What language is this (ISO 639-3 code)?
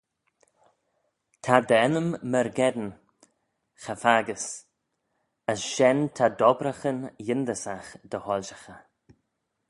glv